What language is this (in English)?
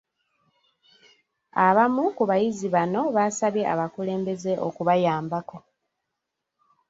Ganda